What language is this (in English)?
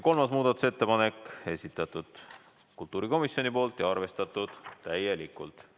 Estonian